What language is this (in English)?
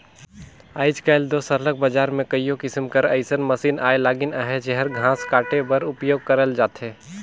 Chhattisgarhi